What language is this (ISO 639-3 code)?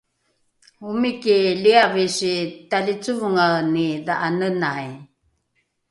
dru